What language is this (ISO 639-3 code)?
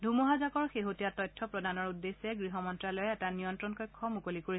asm